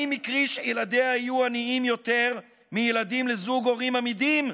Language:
Hebrew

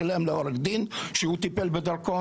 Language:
Hebrew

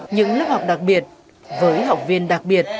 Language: Vietnamese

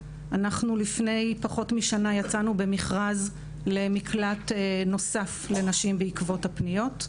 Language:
Hebrew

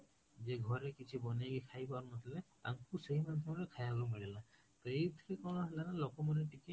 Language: Odia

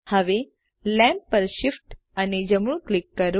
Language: Gujarati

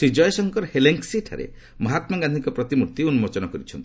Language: Odia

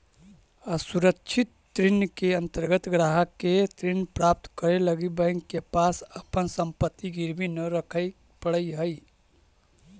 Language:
Magahi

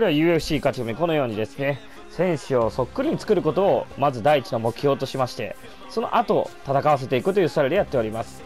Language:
Japanese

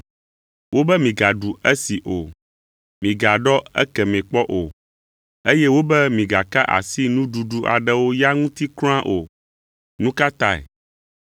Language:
Ewe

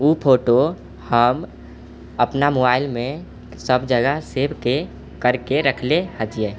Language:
Maithili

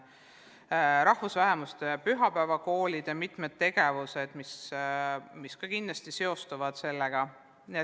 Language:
Estonian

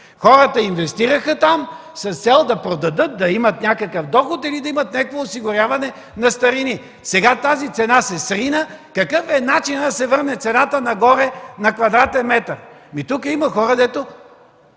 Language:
Bulgarian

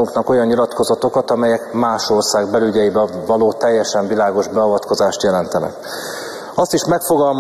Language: Hungarian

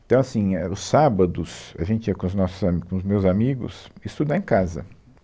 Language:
Portuguese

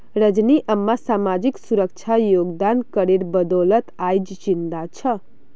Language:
Magahi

